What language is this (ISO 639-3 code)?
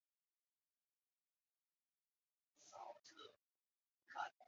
zho